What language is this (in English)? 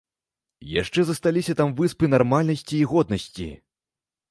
Belarusian